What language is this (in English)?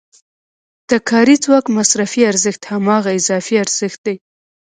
Pashto